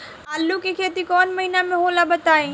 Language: Bhojpuri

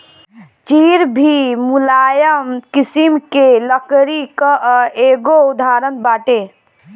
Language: Bhojpuri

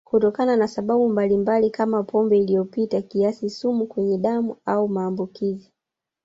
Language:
Swahili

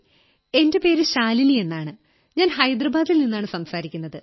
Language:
Malayalam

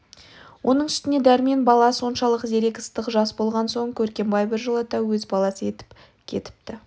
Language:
Kazakh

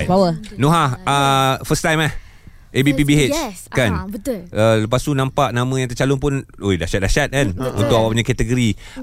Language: Malay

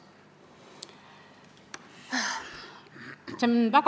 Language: Estonian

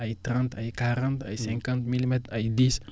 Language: Wolof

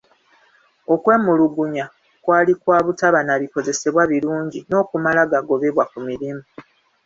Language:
Ganda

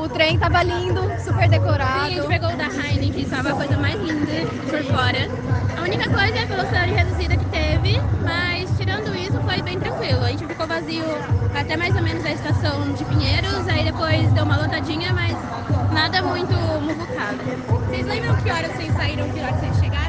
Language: Portuguese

